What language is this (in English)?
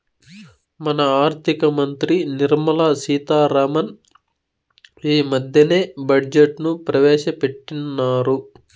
Telugu